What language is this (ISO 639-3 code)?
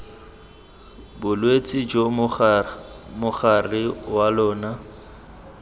tsn